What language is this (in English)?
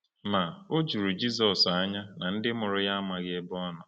Igbo